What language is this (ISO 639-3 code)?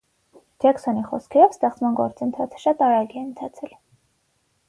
hye